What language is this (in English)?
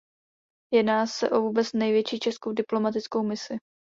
Czech